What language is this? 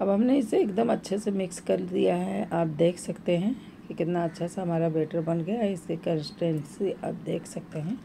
Hindi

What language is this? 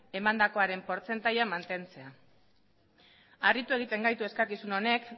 Basque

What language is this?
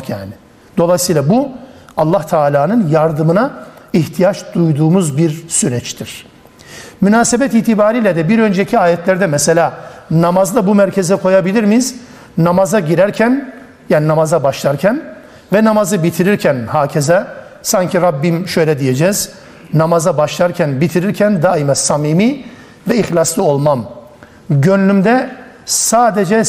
Turkish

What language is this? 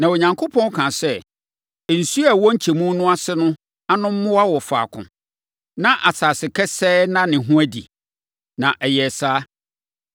Akan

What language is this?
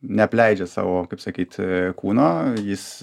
Lithuanian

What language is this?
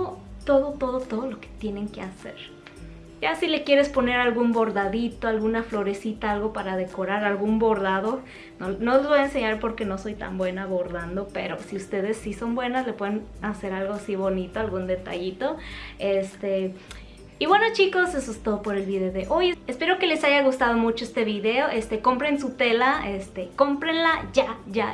Spanish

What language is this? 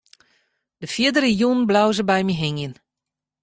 Western Frisian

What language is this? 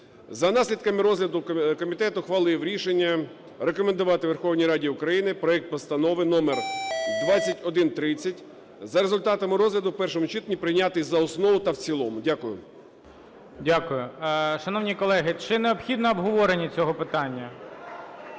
Ukrainian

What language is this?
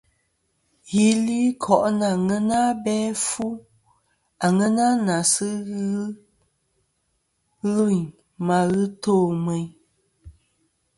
Kom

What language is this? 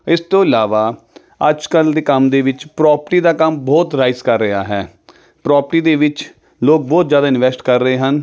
Punjabi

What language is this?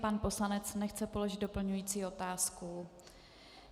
Czech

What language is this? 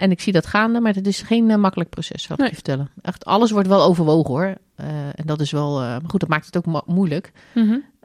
Dutch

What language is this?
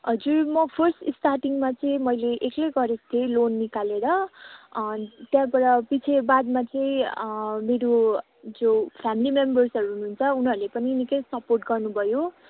Nepali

